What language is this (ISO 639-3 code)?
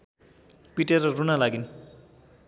nep